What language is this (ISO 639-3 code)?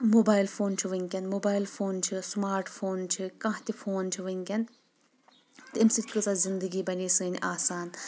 kas